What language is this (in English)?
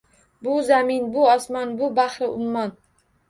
Uzbek